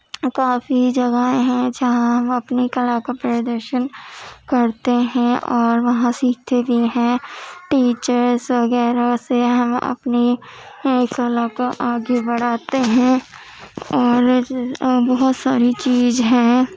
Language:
Urdu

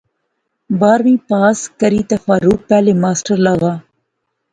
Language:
Pahari-Potwari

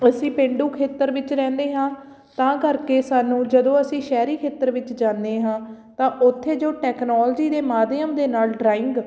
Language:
Punjabi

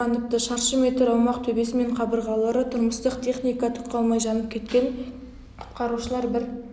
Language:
Kazakh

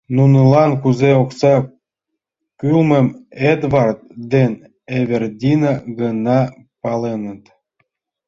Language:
Mari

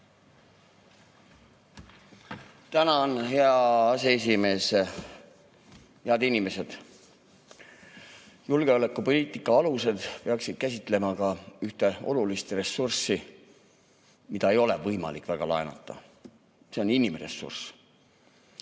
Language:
Estonian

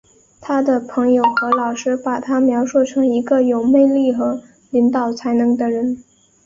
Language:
Chinese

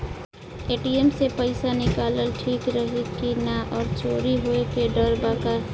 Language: Bhojpuri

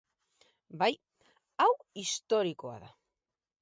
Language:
Basque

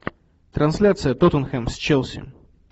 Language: Russian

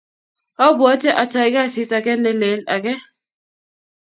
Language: Kalenjin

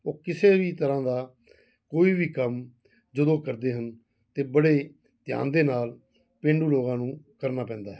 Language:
Punjabi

